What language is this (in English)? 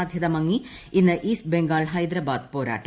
Malayalam